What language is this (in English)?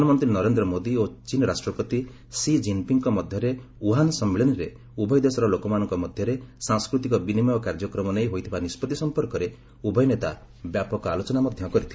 Odia